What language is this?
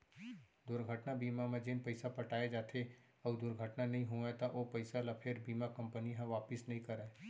Chhattisgarhi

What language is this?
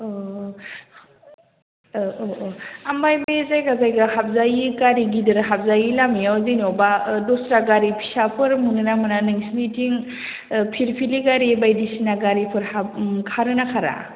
Bodo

